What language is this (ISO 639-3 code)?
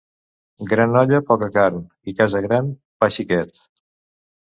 cat